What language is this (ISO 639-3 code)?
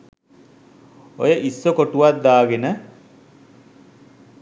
sin